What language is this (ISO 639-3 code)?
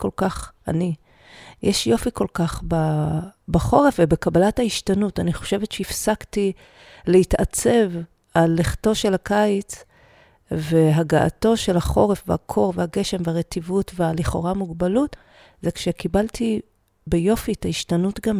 heb